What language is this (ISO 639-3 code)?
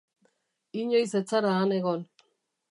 eus